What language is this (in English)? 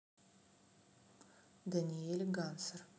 Russian